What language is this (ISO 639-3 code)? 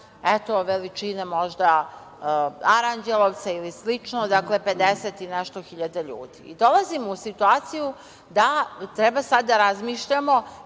srp